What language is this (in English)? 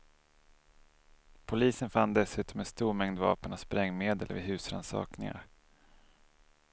Swedish